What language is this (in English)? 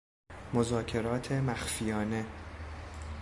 Persian